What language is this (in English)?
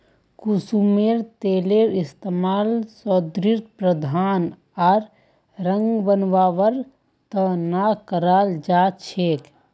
Magahi